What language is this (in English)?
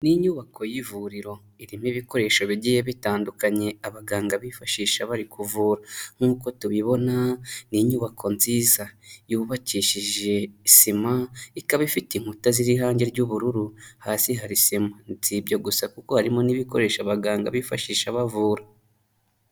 Kinyarwanda